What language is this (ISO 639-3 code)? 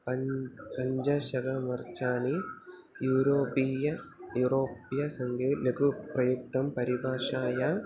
san